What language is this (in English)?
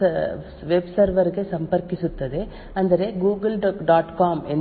Kannada